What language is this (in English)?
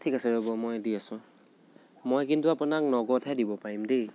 Assamese